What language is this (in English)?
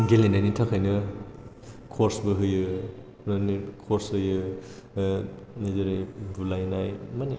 Bodo